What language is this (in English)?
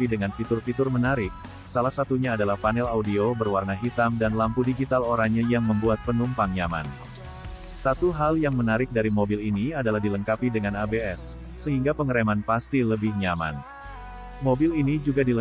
Indonesian